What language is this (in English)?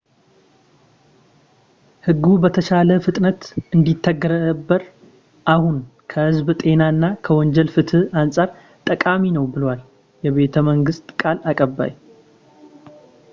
Amharic